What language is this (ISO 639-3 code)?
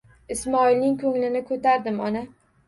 uzb